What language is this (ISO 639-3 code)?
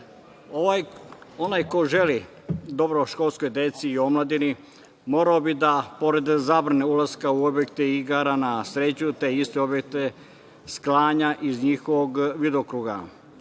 srp